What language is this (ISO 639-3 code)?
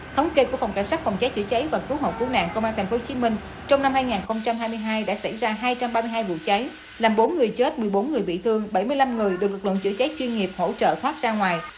vie